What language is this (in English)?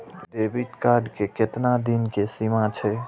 Maithili